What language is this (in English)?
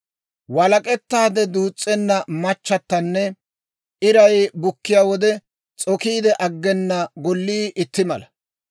Dawro